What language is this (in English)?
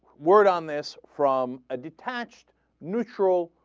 English